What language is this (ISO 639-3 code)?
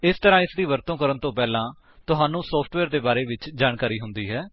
pan